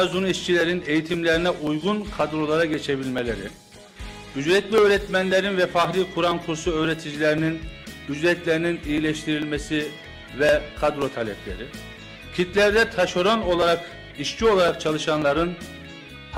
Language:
Turkish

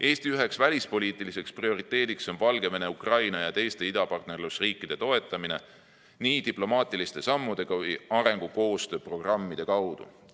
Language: Estonian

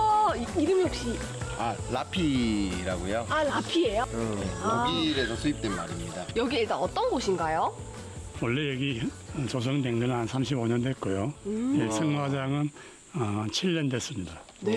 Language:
Korean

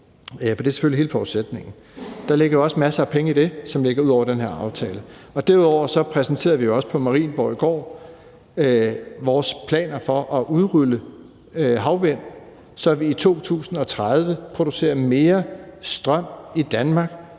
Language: Danish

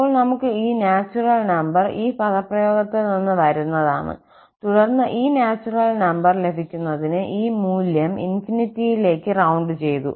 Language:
Malayalam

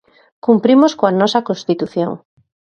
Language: Galician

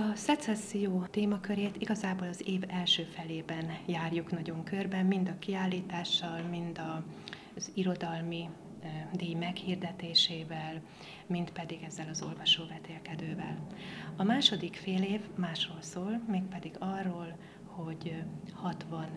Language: Hungarian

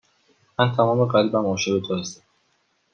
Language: Persian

